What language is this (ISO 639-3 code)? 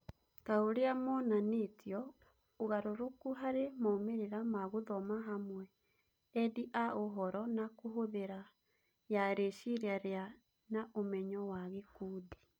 kik